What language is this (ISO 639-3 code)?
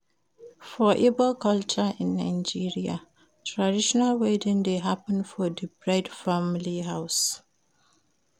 pcm